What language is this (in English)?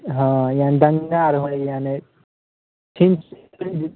Maithili